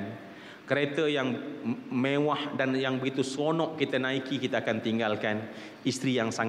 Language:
Malay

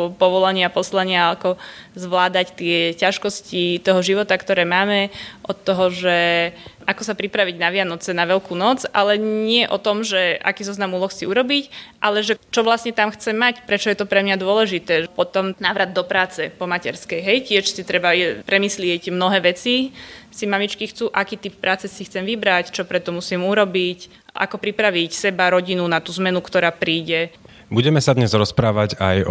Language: Slovak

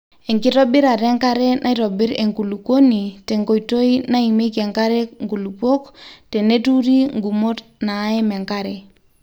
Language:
Masai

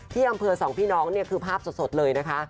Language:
Thai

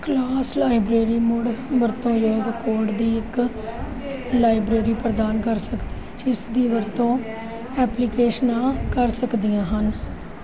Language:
Punjabi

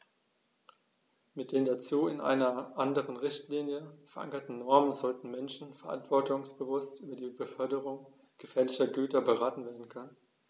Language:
German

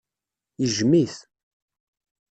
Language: Kabyle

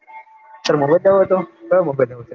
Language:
Gujarati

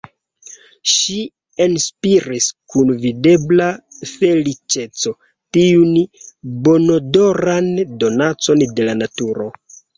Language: Esperanto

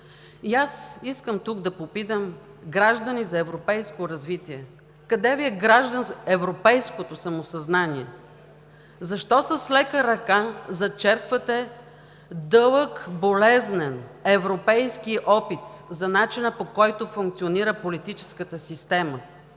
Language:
Bulgarian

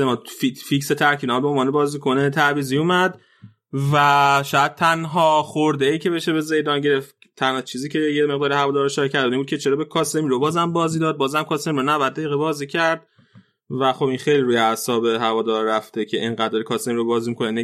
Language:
Persian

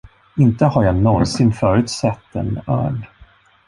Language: Swedish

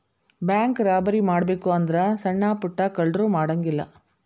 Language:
Kannada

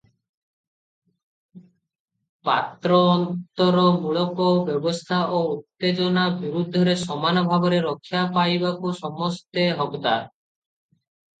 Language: Odia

